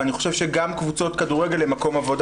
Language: Hebrew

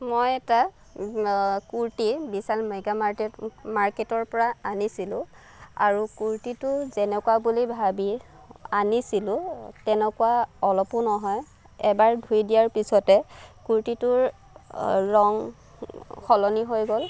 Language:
Assamese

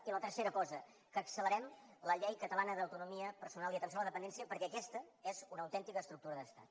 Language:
Catalan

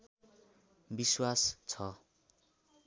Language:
Nepali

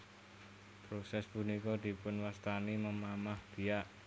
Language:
Javanese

